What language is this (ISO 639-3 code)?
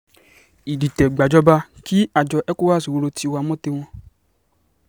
yor